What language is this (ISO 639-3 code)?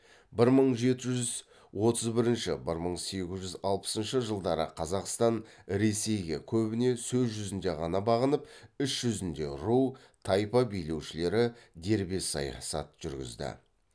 kaz